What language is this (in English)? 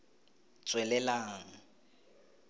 Tswana